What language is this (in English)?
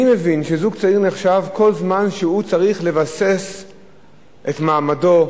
Hebrew